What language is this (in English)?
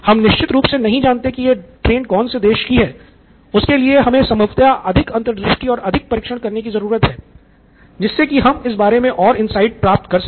Hindi